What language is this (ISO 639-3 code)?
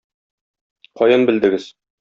tat